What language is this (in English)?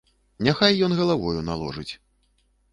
Belarusian